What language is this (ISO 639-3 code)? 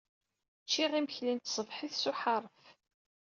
kab